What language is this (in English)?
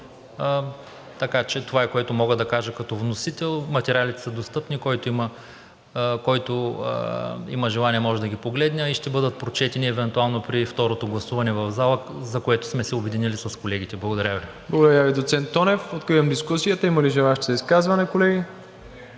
Bulgarian